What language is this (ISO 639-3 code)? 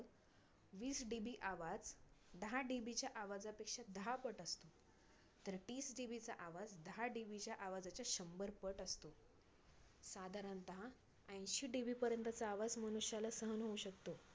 mar